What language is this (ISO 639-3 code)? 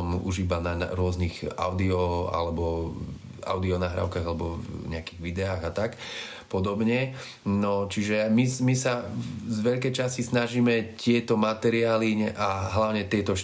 slk